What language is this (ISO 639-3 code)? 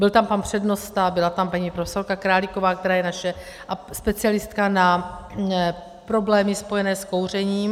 ces